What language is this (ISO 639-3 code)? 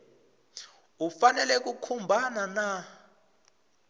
tso